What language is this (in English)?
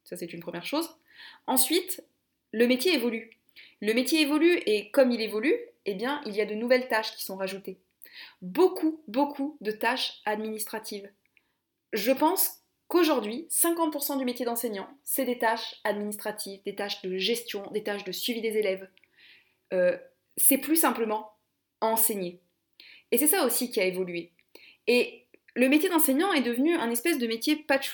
French